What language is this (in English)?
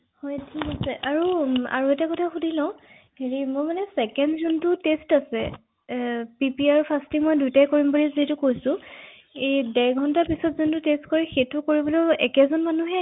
Assamese